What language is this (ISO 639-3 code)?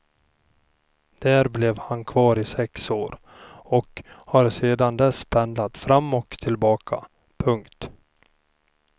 swe